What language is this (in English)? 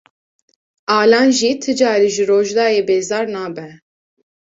Kurdish